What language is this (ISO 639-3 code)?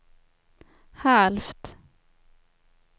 swe